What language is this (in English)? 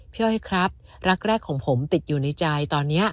Thai